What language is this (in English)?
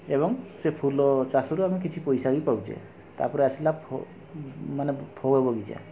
Odia